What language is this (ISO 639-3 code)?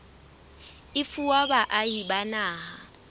sot